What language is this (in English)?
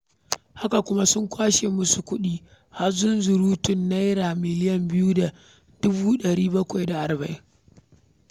Hausa